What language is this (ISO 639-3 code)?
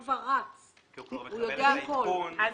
heb